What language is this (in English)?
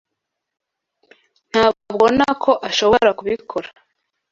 Kinyarwanda